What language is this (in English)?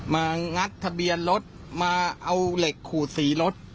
Thai